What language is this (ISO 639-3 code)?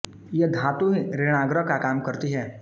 hin